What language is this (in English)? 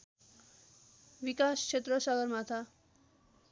Nepali